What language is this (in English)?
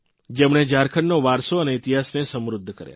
Gujarati